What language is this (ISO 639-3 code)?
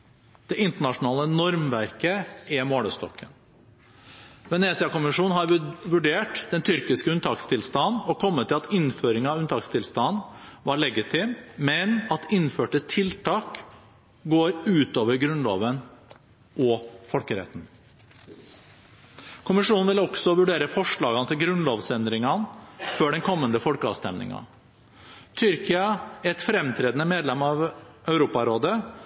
nob